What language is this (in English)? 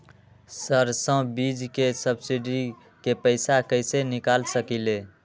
Magahi